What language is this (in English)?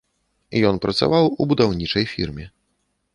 Belarusian